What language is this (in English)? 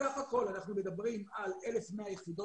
Hebrew